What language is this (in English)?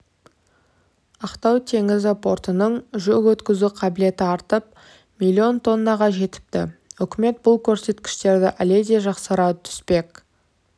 Kazakh